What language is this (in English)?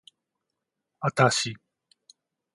Japanese